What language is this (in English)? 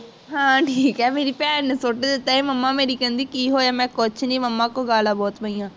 Punjabi